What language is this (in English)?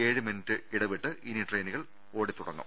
Malayalam